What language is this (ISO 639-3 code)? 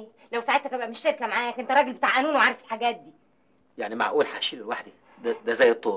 ara